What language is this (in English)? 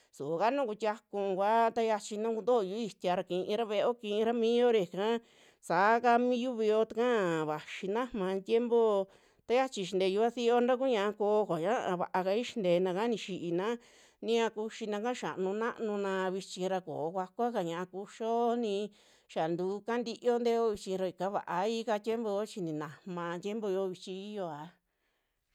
Western Juxtlahuaca Mixtec